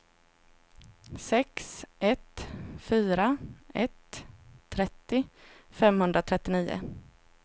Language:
Swedish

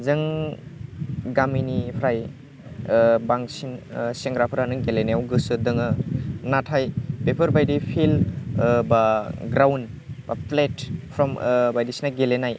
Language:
Bodo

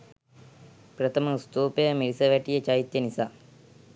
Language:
Sinhala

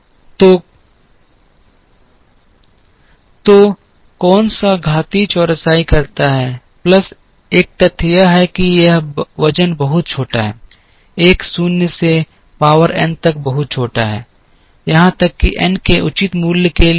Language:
Hindi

